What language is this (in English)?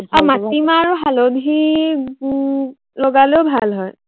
Assamese